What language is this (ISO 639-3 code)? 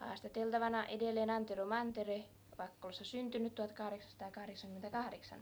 fin